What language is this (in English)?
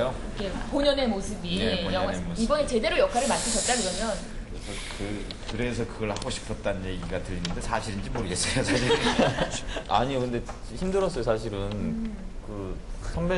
Korean